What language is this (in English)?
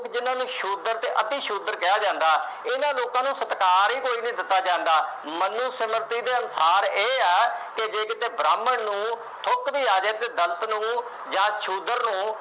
Punjabi